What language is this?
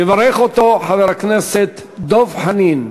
Hebrew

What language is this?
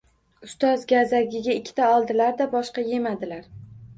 Uzbek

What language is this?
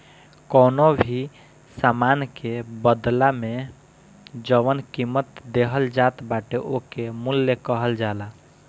Bhojpuri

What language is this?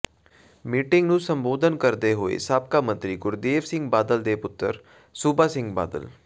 Punjabi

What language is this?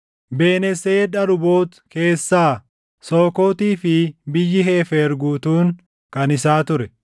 Oromo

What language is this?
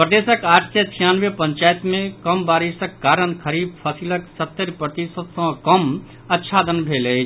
Maithili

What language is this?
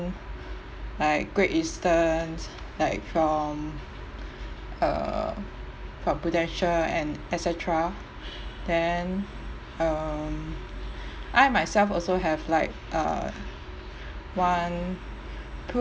English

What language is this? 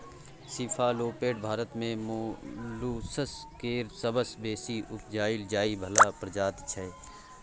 Maithili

